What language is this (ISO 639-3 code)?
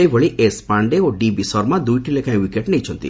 ori